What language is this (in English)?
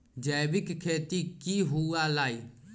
Magahi